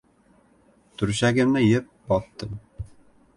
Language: Uzbek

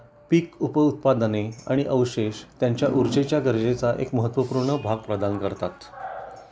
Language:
Marathi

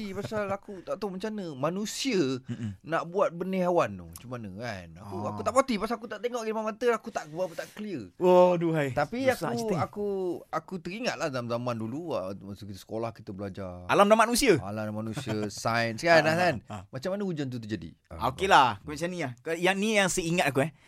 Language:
Malay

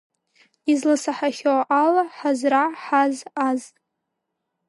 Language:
Abkhazian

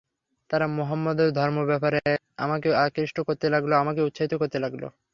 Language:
Bangla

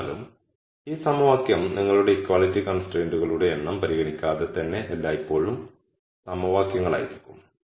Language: Malayalam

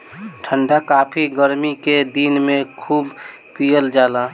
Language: Bhojpuri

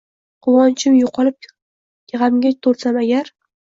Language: Uzbek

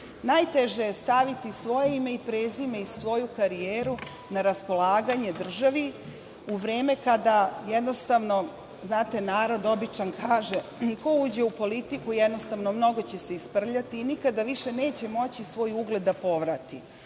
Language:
Serbian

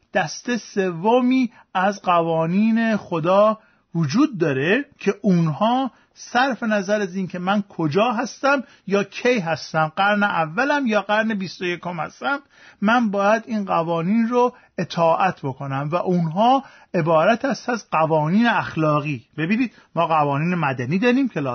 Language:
Persian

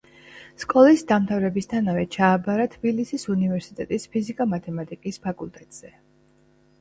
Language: Georgian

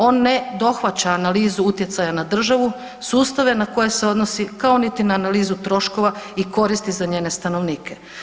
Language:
Croatian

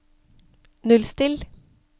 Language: Norwegian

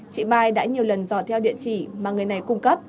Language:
Vietnamese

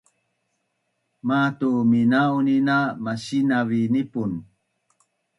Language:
Bunun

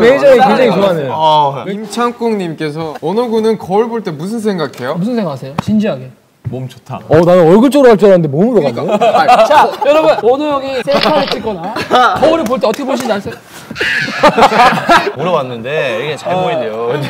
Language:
Korean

